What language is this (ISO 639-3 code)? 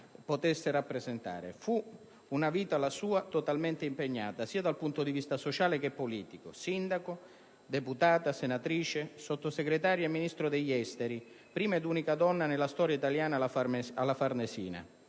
ita